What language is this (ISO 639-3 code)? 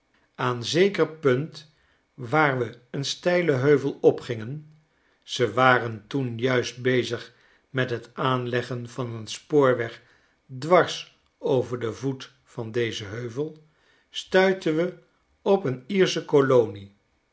nld